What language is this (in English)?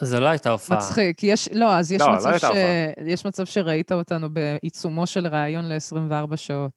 Hebrew